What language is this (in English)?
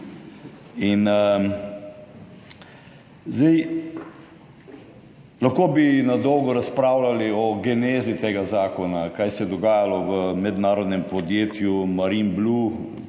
Slovenian